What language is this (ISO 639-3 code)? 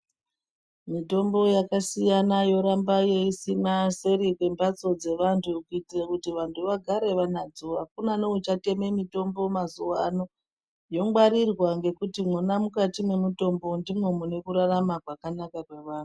ndc